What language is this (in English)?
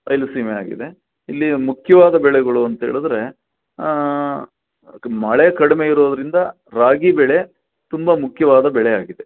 Kannada